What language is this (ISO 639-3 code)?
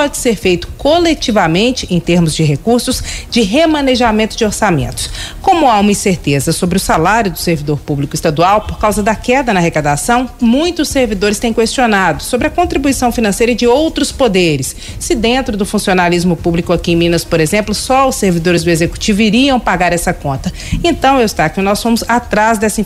por